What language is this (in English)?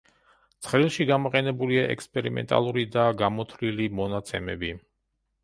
Georgian